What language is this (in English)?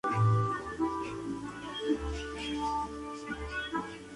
Spanish